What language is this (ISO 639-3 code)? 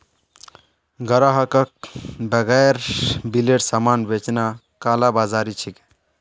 mag